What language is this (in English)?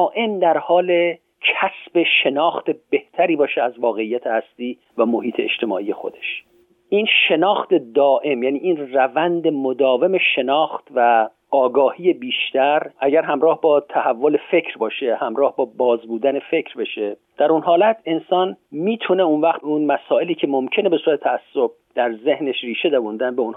Persian